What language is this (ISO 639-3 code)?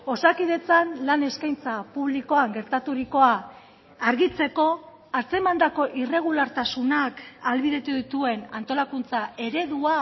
eus